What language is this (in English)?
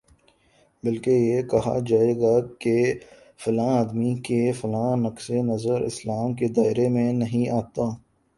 Urdu